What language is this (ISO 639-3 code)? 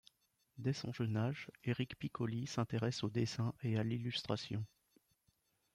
fra